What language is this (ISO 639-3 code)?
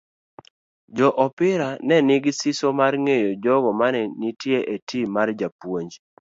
luo